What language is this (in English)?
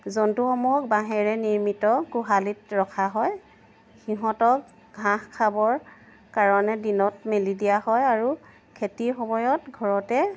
Assamese